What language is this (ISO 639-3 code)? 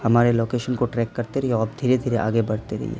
urd